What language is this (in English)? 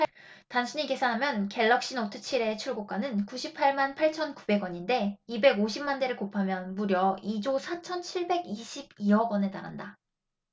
Korean